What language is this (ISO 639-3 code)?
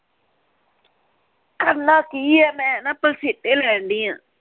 pan